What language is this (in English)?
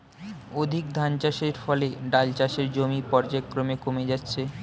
Bangla